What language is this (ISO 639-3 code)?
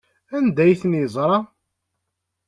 kab